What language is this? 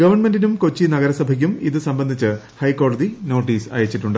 Malayalam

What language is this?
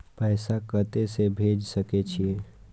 Maithili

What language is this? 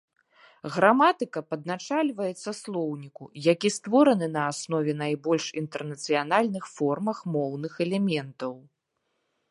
Belarusian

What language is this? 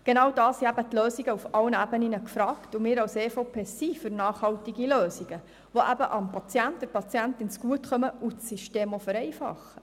Swiss German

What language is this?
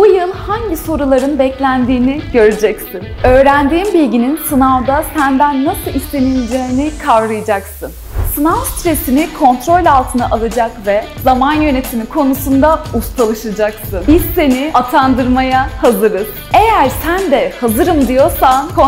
Turkish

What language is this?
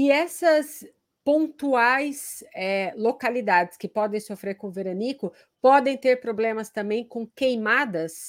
Portuguese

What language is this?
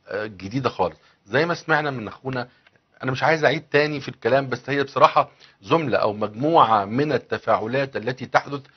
Arabic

